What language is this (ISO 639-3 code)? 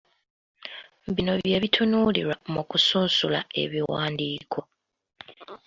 lug